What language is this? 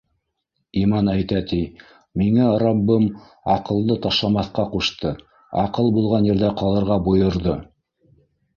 Bashkir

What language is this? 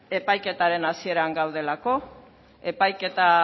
Basque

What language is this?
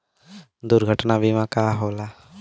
Bhojpuri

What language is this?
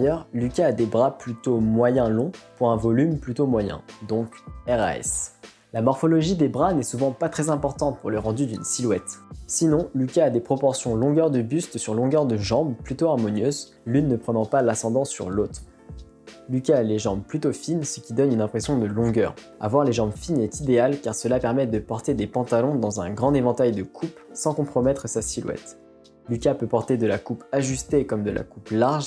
French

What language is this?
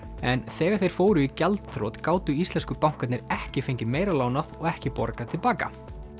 Icelandic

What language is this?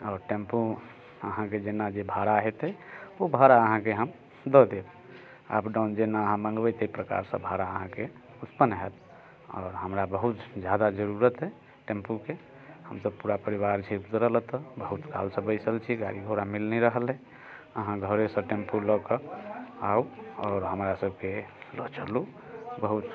Maithili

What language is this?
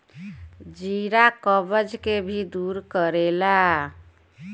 Bhojpuri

